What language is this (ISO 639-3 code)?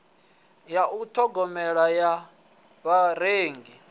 ven